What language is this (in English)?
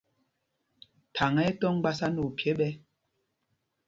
Mpumpong